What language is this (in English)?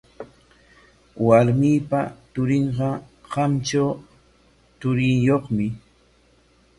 Corongo Ancash Quechua